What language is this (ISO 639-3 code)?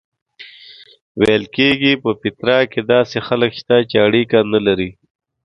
pus